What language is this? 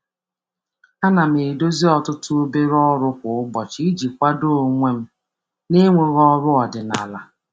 Igbo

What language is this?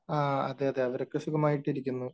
Malayalam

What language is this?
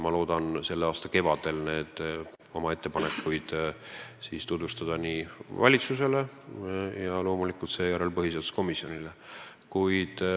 Estonian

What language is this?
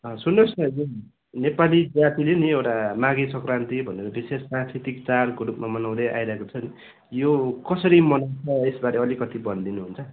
Nepali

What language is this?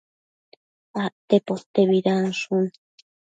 Matsés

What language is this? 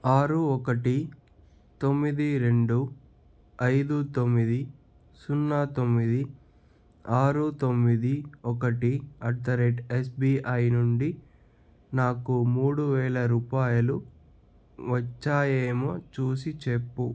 Telugu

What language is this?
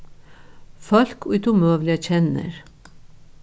Faroese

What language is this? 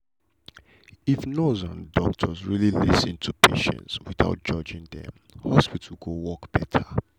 Nigerian Pidgin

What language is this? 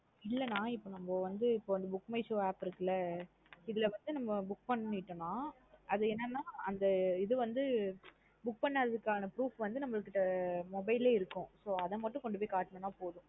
Tamil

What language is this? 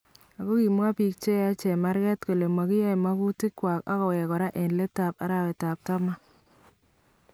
Kalenjin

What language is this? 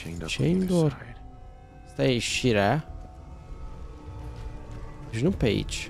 Romanian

